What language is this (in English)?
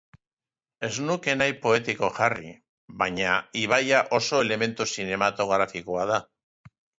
Basque